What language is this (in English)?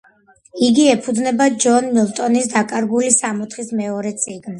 Georgian